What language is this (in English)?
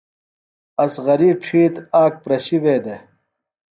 Phalura